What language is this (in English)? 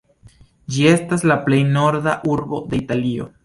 Esperanto